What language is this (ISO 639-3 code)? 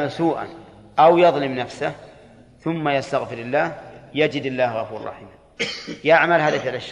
ara